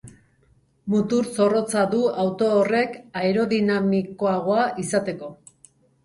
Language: Basque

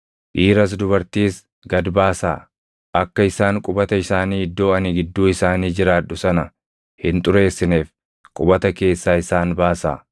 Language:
Oromo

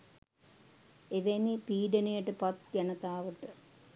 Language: Sinhala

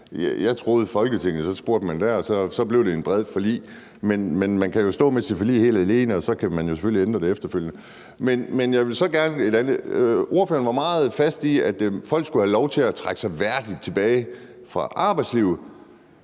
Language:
Danish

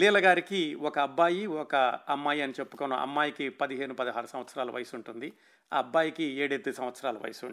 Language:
Telugu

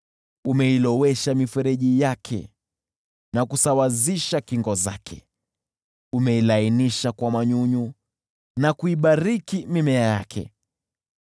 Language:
Swahili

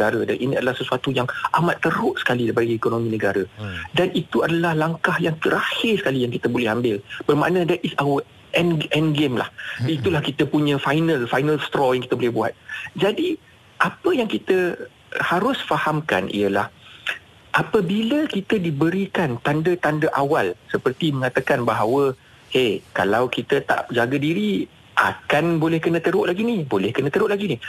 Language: Malay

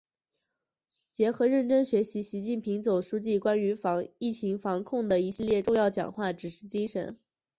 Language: Chinese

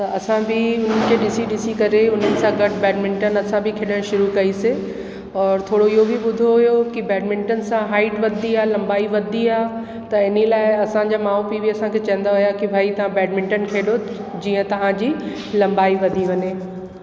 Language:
Sindhi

